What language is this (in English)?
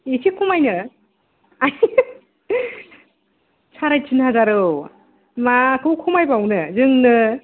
Bodo